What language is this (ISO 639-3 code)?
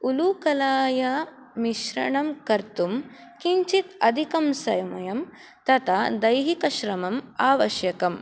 san